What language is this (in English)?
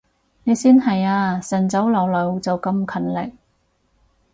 Cantonese